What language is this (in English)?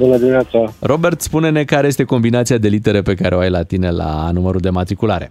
Romanian